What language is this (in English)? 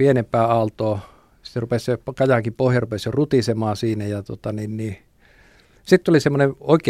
Finnish